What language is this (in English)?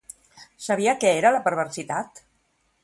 Catalan